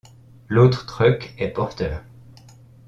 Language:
French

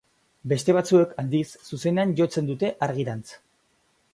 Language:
Basque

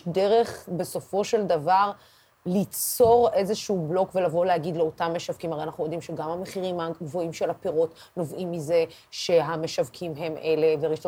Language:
Hebrew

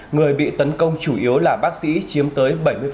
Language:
Vietnamese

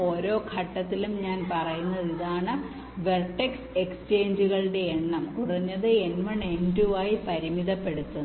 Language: Malayalam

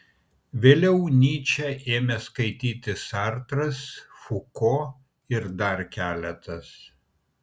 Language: Lithuanian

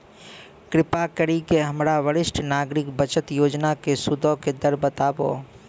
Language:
Maithili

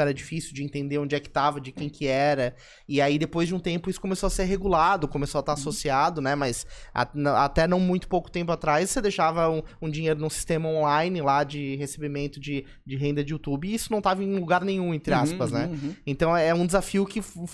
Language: Portuguese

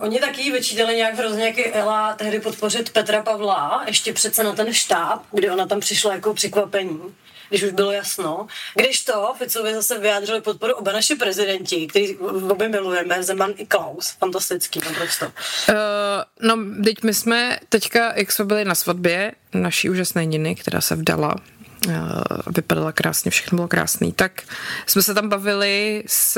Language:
Czech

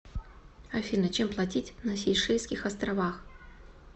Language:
Russian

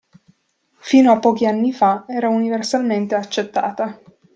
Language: Italian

